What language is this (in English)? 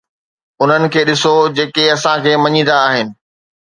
Sindhi